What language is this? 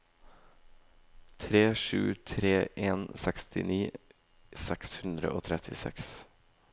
Norwegian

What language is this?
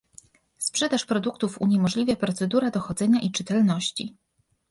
Polish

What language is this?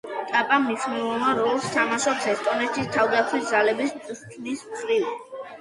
Georgian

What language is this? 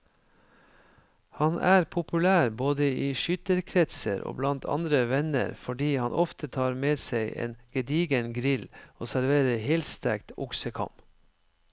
Norwegian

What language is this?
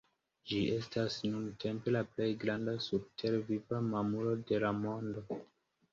Esperanto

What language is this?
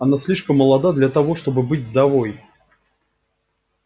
Russian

